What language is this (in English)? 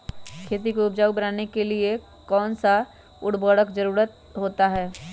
Magahi